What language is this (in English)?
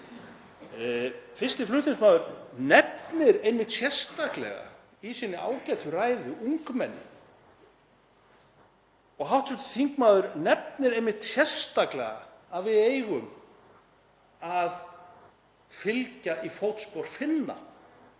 Icelandic